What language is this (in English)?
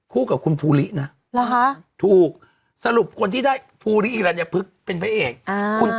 Thai